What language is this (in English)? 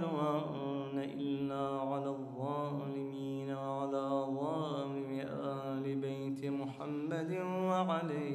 Arabic